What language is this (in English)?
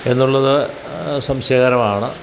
Malayalam